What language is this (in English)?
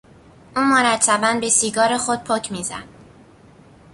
Persian